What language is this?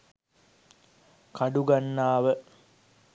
Sinhala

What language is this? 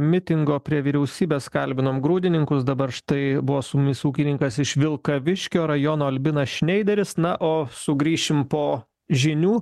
Lithuanian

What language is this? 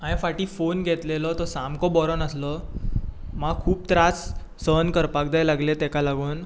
Konkani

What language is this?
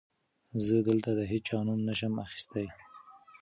Pashto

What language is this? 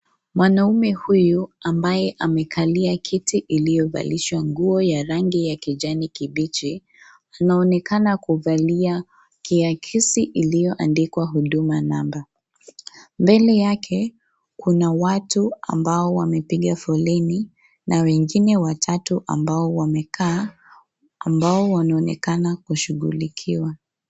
Swahili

